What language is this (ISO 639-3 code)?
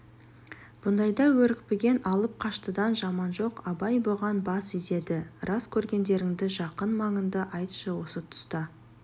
kaz